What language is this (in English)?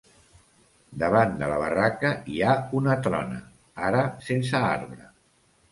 Catalan